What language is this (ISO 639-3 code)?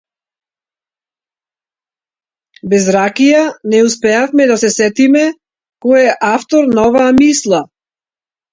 mkd